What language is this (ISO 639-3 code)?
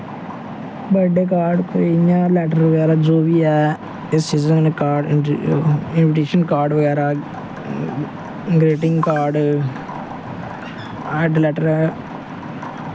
doi